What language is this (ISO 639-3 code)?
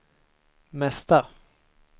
swe